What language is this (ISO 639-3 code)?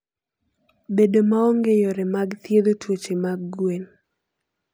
luo